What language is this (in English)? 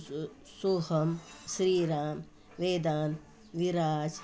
Marathi